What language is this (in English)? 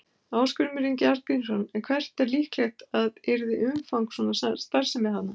Icelandic